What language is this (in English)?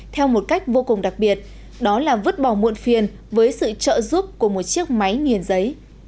Vietnamese